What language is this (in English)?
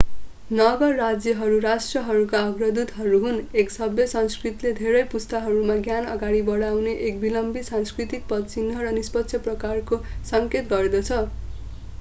Nepali